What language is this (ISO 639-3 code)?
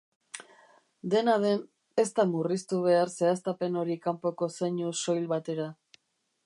eus